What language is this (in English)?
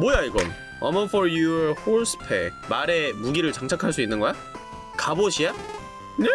Korean